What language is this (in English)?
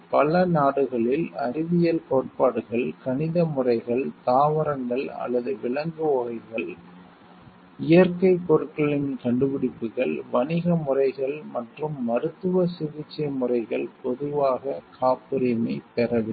Tamil